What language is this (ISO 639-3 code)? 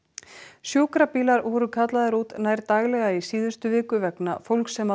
isl